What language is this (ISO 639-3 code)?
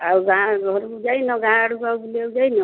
ori